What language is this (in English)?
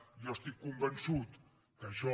Catalan